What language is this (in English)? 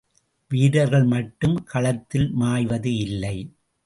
Tamil